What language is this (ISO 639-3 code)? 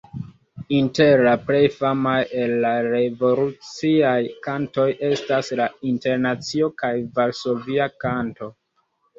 epo